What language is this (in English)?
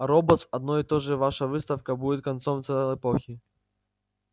Russian